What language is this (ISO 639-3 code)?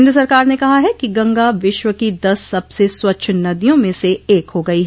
hin